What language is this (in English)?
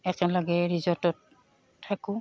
Assamese